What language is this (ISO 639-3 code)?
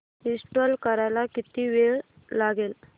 mar